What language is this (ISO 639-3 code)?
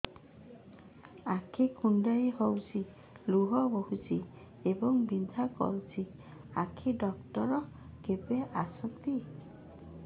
ori